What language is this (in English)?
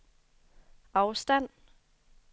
Danish